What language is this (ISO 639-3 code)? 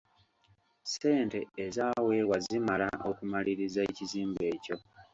lug